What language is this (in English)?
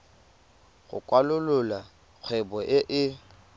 Tswana